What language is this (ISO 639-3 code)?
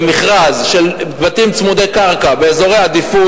heb